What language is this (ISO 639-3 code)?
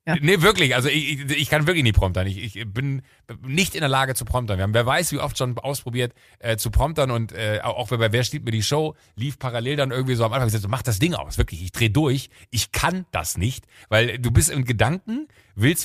deu